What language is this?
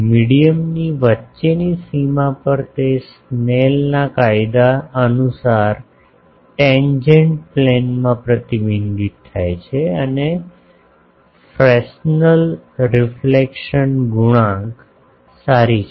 Gujarati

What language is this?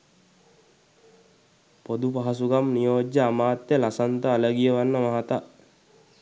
Sinhala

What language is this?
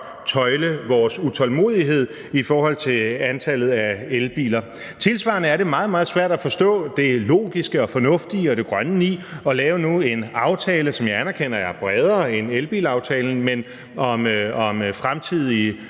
Danish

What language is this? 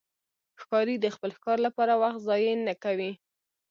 Pashto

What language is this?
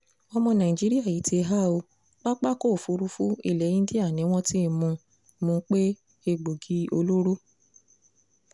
Yoruba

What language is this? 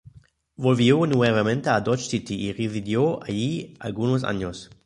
Spanish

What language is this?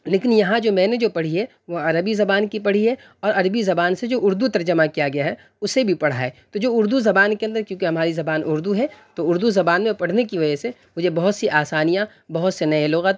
Urdu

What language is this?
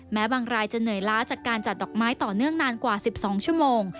Thai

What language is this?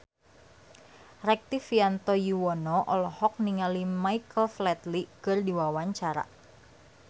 Sundanese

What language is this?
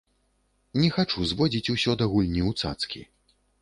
Belarusian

